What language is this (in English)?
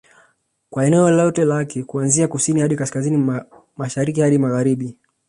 Swahili